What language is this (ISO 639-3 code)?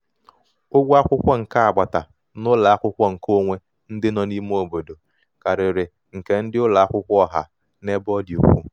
ibo